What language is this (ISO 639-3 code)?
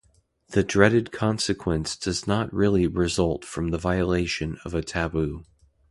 eng